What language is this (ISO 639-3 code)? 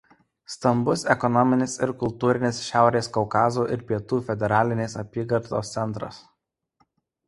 lit